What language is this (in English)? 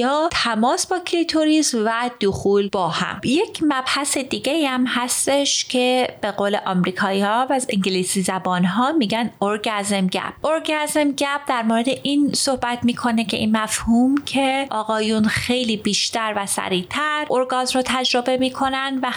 Persian